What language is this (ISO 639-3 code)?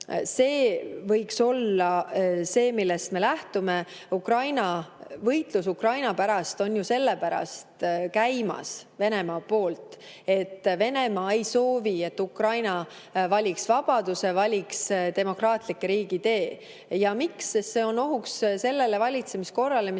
est